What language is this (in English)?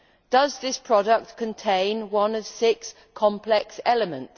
English